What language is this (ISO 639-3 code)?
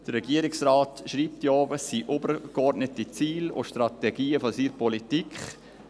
gsw